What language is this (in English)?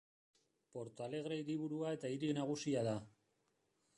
Basque